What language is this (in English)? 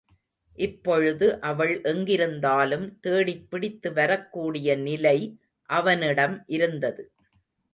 Tamil